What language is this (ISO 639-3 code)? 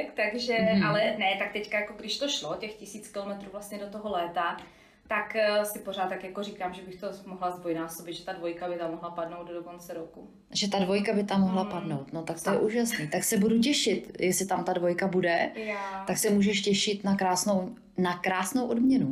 ces